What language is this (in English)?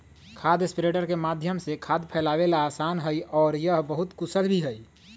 Magahi